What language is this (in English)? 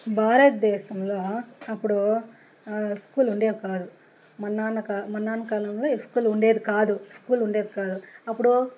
Telugu